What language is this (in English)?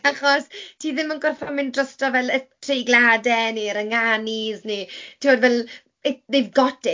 Welsh